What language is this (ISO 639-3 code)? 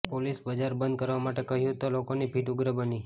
guj